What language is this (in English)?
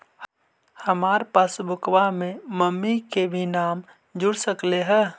Magahi